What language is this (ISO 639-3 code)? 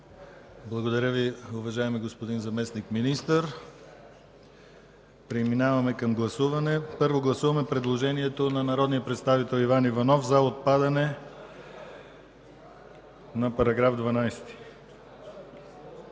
bul